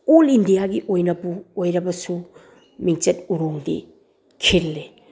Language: Manipuri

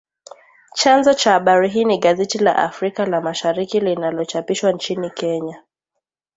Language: Swahili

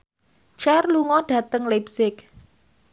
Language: Javanese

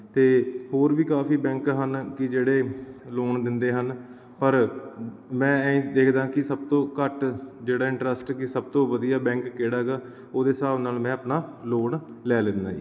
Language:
Punjabi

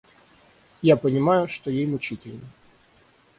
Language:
Russian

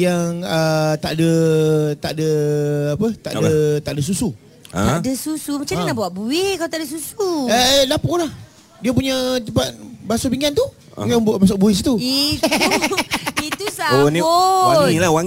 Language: Malay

